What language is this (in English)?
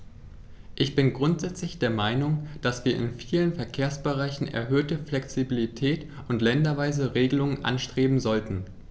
German